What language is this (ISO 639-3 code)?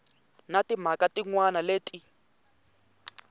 tso